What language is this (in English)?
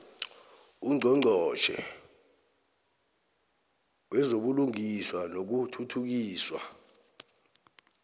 South Ndebele